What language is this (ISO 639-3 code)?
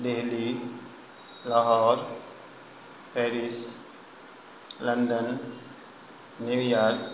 urd